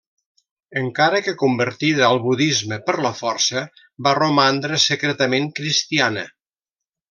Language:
Catalan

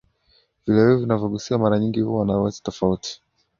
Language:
Swahili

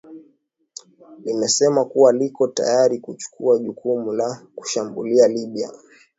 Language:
Swahili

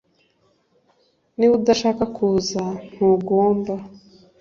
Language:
Kinyarwanda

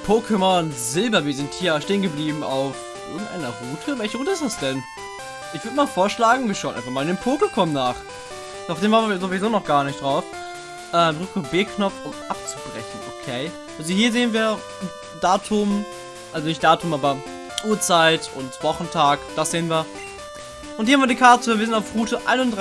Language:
German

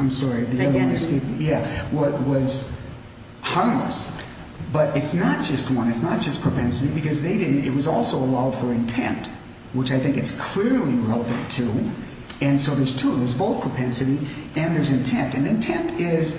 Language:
English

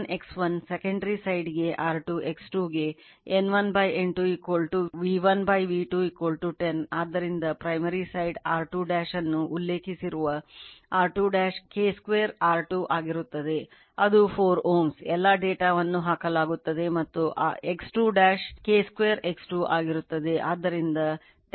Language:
Kannada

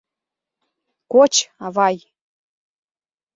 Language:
Mari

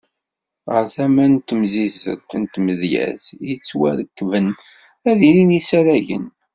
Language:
Kabyle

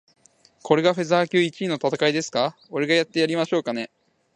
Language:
Japanese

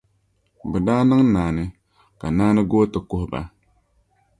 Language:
Dagbani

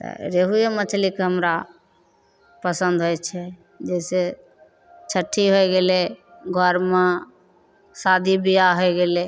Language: Maithili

